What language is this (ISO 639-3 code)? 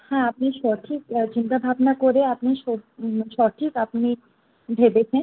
ben